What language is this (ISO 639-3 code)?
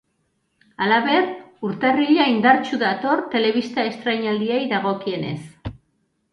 eus